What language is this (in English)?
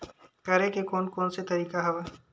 Chhattisgarhi